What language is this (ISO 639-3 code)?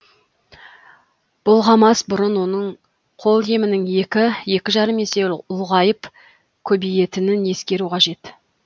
kaz